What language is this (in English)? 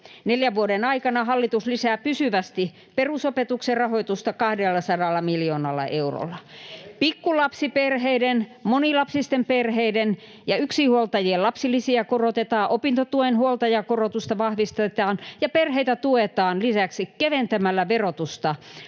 Finnish